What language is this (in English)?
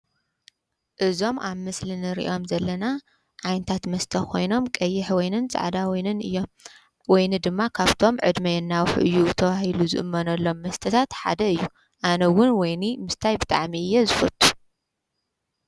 Tigrinya